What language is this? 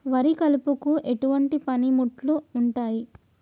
Telugu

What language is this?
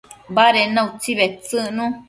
Matsés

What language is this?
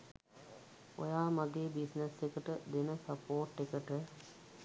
Sinhala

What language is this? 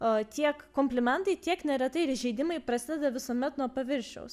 Lithuanian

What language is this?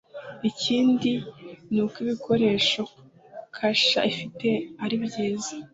Kinyarwanda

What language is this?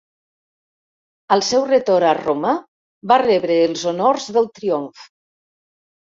Catalan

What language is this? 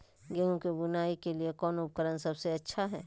Magahi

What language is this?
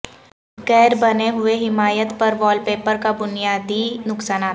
Urdu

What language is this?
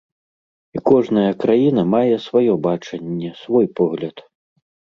Belarusian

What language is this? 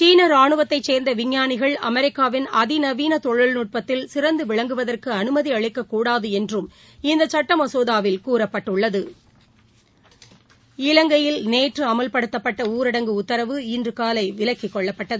Tamil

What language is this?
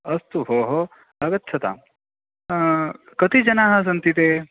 Sanskrit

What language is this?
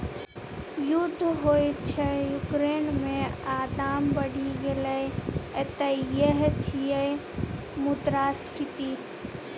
Maithili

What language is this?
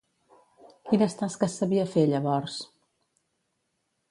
Catalan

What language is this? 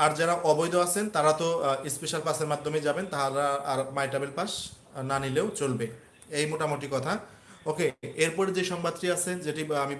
English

